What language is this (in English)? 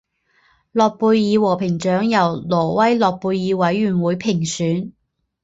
Chinese